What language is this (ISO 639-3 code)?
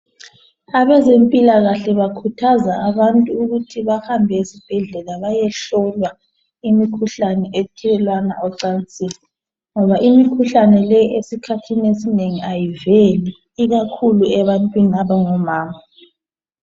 nde